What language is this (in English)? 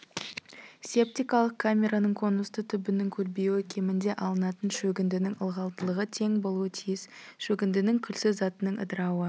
Kazakh